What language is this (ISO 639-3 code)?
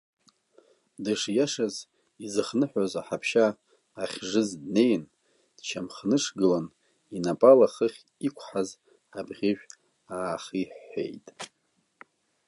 abk